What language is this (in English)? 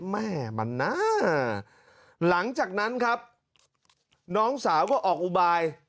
Thai